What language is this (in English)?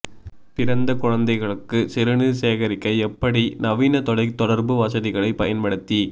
Tamil